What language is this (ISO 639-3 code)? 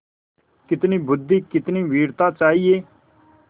hin